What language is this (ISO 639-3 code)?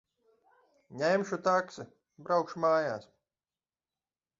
lav